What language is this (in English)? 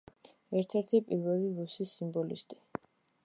Georgian